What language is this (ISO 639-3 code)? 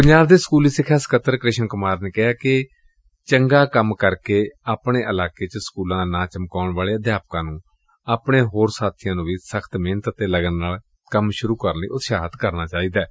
pan